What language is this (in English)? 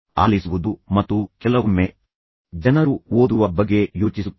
Kannada